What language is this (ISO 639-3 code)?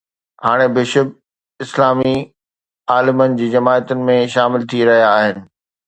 snd